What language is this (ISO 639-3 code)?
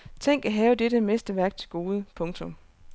dan